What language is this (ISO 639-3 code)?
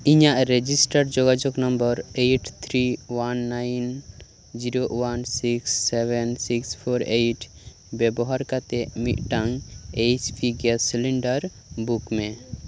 sat